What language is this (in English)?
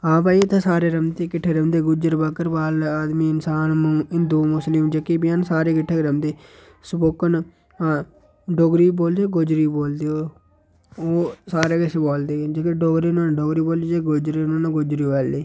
Dogri